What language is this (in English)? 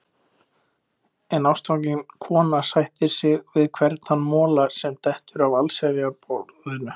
Icelandic